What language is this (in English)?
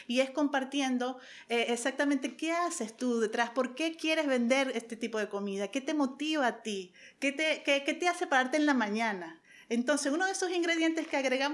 Spanish